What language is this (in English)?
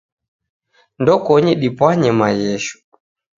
Taita